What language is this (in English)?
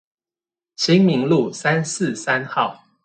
Chinese